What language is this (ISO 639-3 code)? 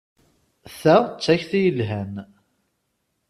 kab